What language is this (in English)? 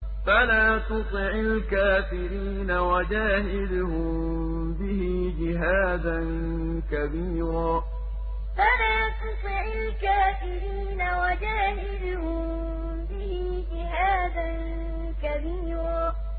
Arabic